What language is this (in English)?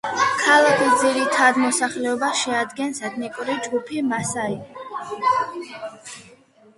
Georgian